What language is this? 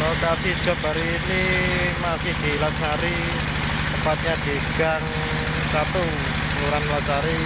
Indonesian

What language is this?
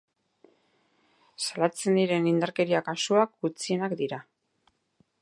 Basque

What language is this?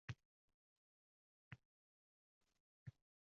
Uzbek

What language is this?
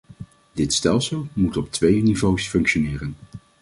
Dutch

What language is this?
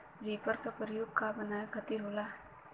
Bhojpuri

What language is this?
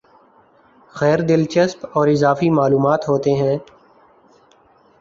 Urdu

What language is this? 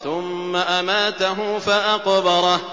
Arabic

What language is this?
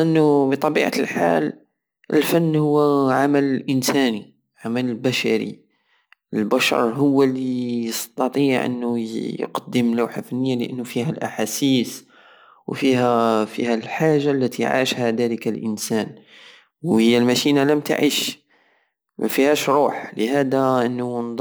Algerian Saharan Arabic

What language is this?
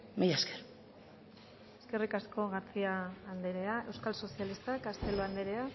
Basque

